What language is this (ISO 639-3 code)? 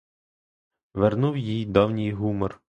ukr